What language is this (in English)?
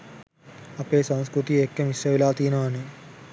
Sinhala